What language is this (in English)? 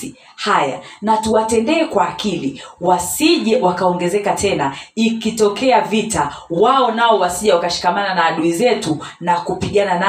Swahili